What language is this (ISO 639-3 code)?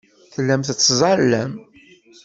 kab